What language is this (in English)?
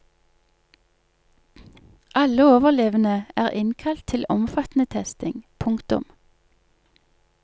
Norwegian